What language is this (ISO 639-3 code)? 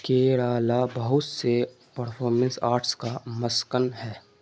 urd